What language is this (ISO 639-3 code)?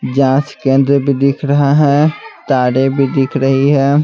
hin